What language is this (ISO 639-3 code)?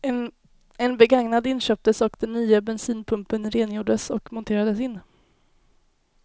swe